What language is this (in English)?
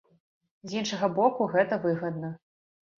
Belarusian